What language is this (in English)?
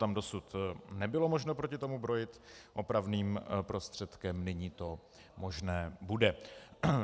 Czech